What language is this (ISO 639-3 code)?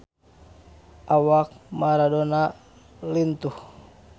sun